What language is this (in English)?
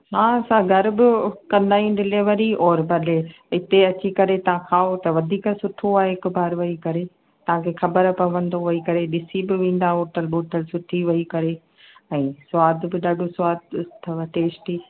Sindhi